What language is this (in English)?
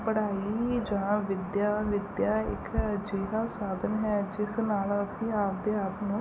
Punjabi